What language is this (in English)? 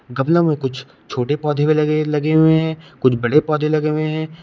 Hindi